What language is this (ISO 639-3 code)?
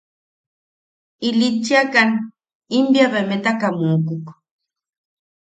yaq